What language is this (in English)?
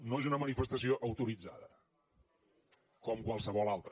Catalan